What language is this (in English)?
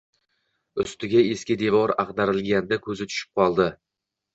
Uzbek